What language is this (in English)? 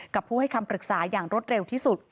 Thai